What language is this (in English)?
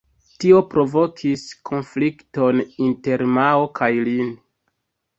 Esperanto